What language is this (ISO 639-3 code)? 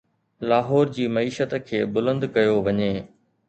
snd